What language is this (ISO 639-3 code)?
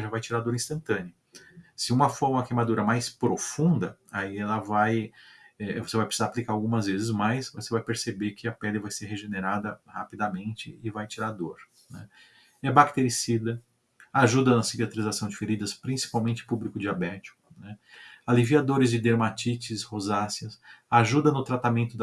por